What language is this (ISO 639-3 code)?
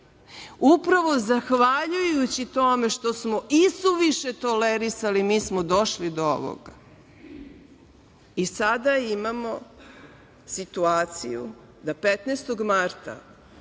srp